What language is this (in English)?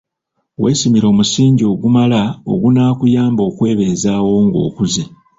Ganda